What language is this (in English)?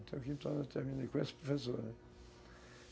Portuguese